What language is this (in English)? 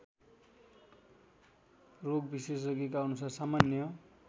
Nepali